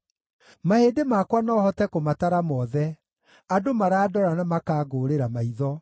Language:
Kikuyu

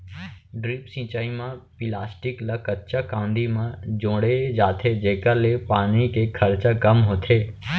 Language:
Chhattisgarhi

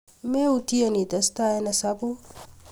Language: Kalenjin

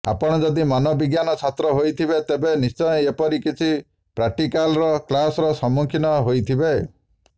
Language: Odia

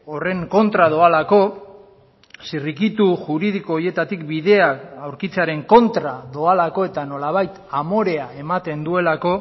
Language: Basque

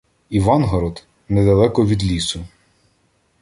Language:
Ukrainian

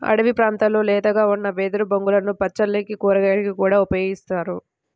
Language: Telugu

